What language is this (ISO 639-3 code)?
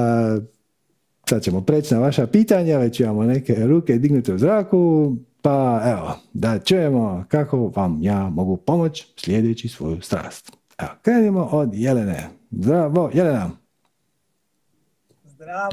hrv